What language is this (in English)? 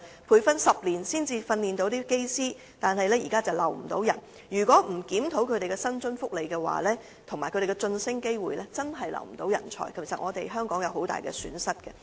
Cantonese